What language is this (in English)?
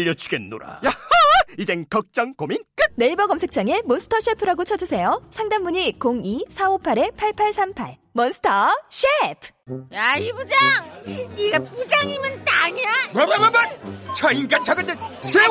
Korean